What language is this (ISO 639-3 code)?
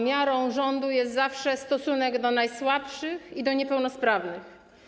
pol